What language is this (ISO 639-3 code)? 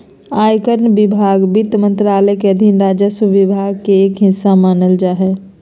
mag